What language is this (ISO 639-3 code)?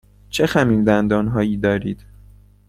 fas